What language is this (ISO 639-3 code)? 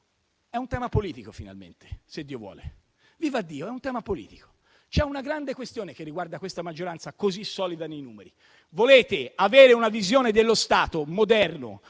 ita